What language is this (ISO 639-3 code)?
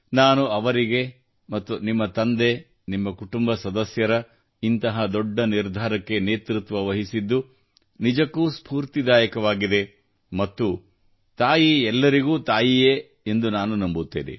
kan